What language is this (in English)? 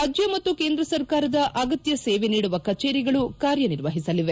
Kannada